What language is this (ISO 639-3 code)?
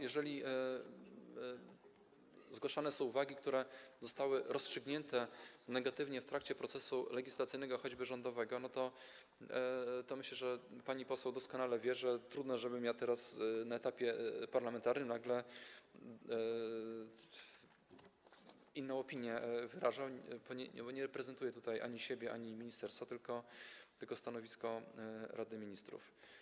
pol